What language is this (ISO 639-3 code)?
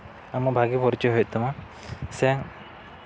sat